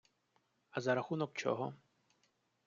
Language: Ukrainian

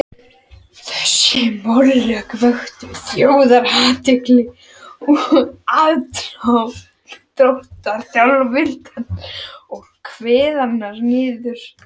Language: Icelandic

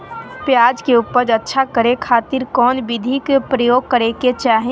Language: Magahi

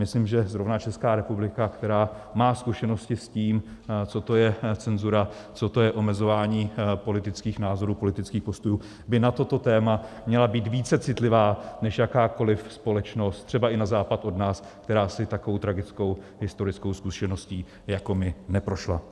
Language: Czech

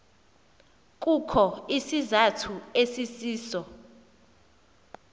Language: Xhosa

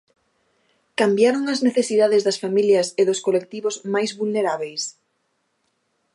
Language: Galician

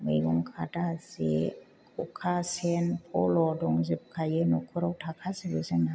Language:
Bodo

